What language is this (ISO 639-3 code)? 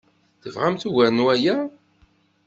kab